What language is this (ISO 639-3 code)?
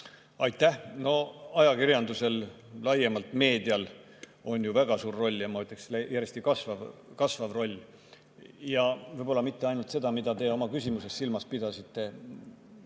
est